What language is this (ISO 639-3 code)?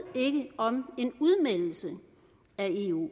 dan